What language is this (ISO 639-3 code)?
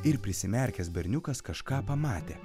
lit